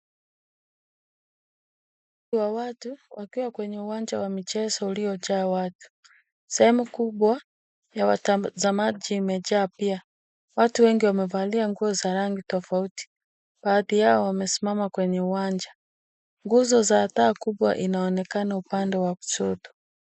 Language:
Swahili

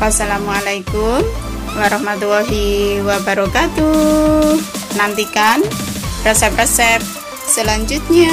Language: Indonesian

